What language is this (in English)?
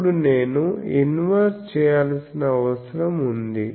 Telugu